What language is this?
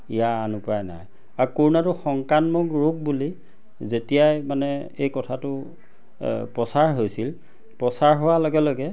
Assamese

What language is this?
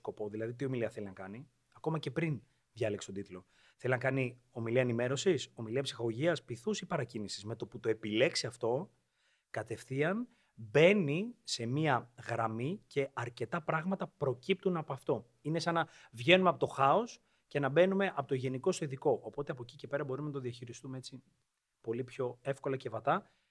Greek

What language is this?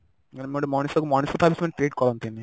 Odia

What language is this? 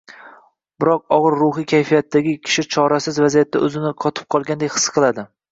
Uzbek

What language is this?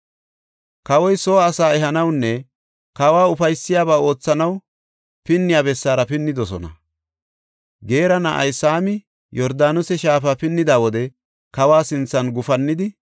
Gofa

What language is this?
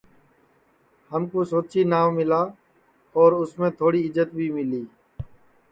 Sansi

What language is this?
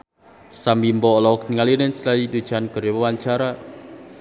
Sundanese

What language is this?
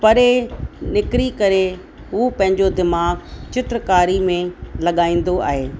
Sindhi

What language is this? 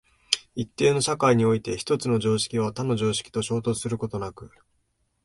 Japanese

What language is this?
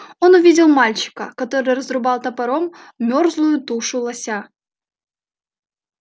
Russian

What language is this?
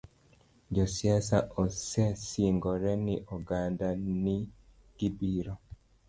Luo (Kenya and Tanzania)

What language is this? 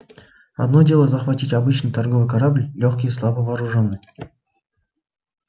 Russian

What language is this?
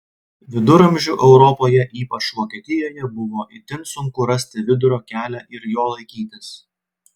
Lithuanian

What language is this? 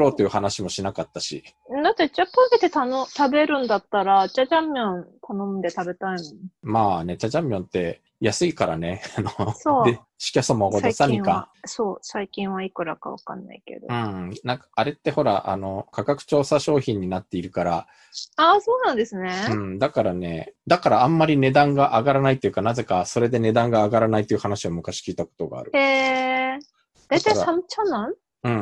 Japanese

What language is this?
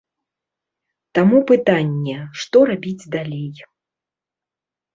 Belarusian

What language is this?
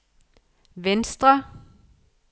Danish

